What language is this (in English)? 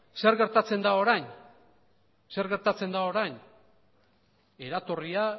Basque